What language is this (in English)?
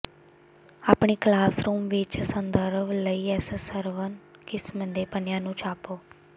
Punjabi